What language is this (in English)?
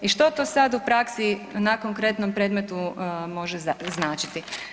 Croatian